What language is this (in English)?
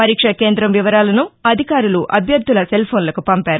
Telugu